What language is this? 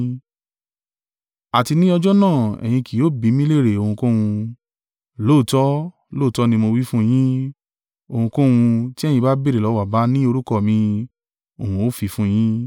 Yoruba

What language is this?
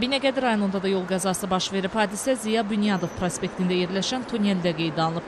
Turkish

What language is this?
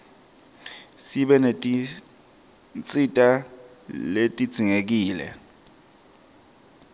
Swati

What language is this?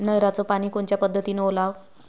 Marathi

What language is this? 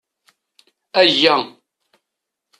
Kabyle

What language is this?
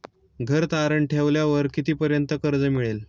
Marathi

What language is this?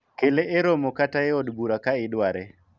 Luo (Kenya and Tanzania)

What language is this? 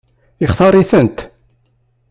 Kabyle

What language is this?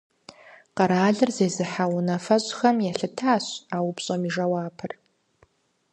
Kabardian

